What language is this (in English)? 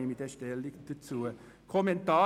Swiss German